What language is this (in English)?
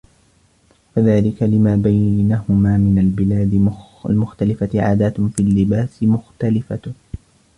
Arabic